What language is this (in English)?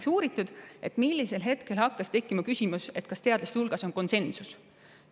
Estonian